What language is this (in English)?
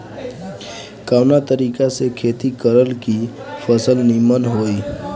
Bhojpuri